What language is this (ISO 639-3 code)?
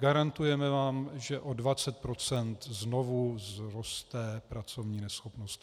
ces